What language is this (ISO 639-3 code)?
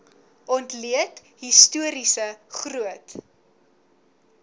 afr